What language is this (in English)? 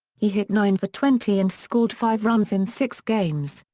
English